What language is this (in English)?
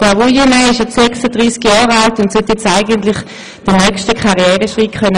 Swiss German